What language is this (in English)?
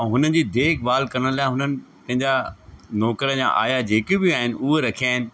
Sindhi